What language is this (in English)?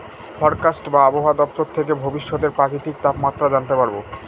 Bangla